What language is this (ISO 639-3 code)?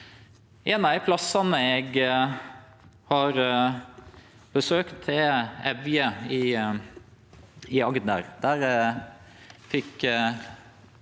nor